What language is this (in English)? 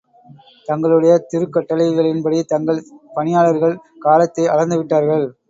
Tamil